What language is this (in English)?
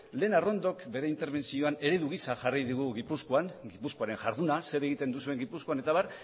Basque